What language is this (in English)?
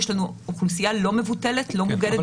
Hebrew